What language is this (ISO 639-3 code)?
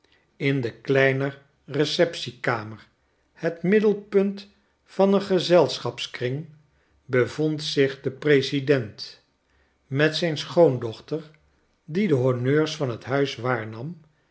nld